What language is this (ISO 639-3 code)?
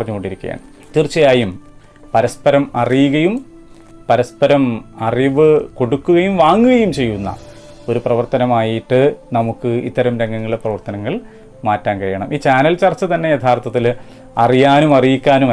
mal